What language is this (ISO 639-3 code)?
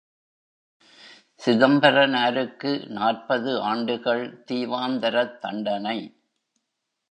tam